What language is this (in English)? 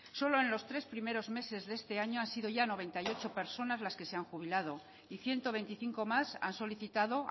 Spanish